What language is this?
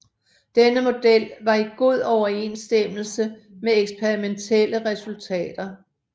Danish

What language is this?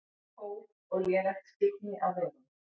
Icelandic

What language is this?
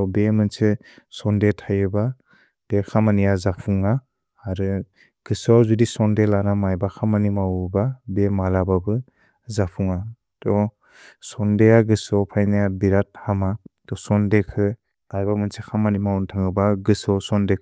Bodo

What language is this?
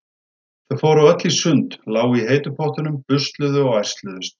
Icelandic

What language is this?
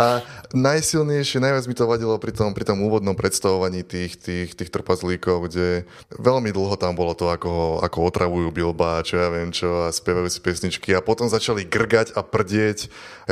Slovak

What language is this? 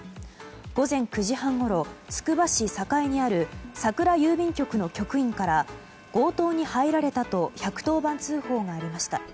Japanese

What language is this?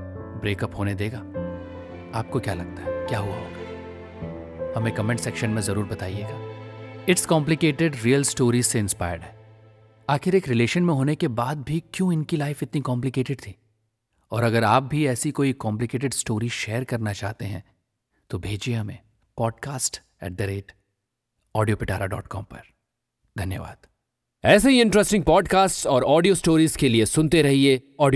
Hindi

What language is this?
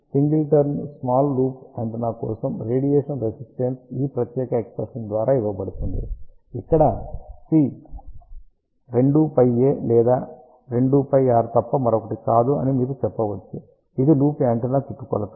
Telugu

